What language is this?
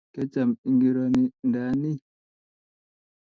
Kalenjin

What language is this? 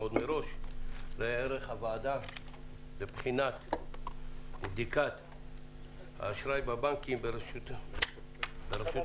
Hebrew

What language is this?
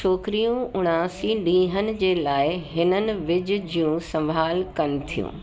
Sindhi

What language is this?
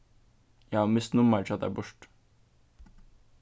Faroese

